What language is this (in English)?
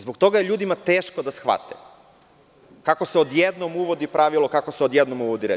Serbian